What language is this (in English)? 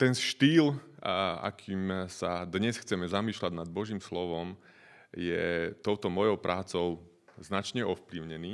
Slovak